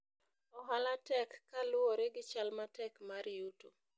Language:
Luo (Kenya and Tanzania)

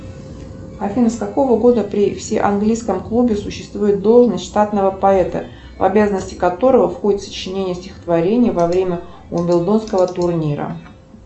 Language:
Russian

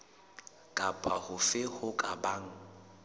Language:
Southern Sotho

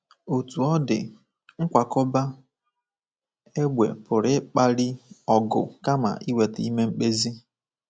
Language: Igbo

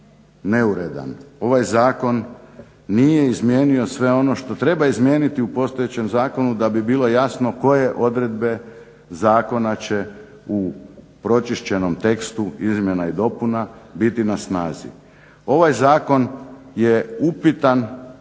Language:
Croatian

